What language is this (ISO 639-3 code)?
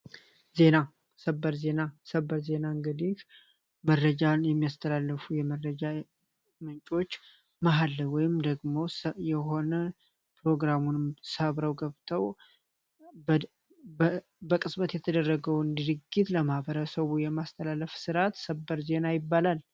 amh